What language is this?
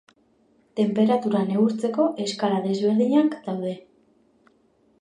Basque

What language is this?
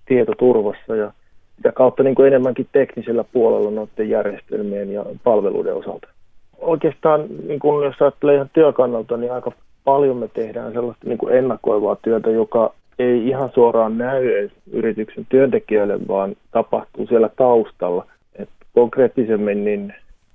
Finnish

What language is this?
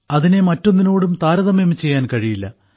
Malayalam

